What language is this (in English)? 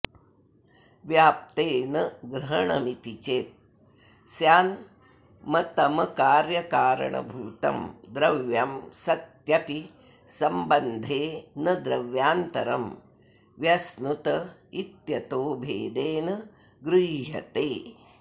Sanskrit